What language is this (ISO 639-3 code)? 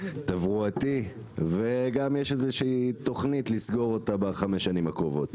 heb